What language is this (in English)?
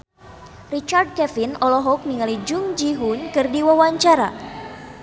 Sundanese